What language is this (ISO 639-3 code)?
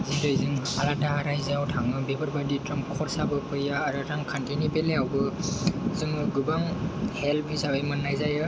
brx